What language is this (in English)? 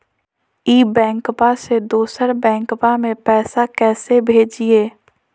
Magahi